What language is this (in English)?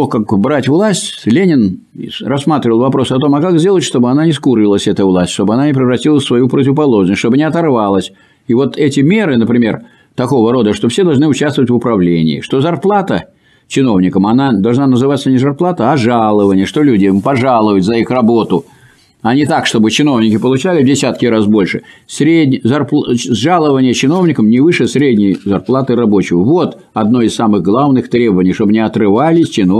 Russian